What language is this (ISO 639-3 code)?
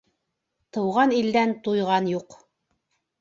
bak